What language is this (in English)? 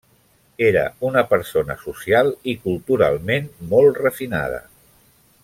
Catalan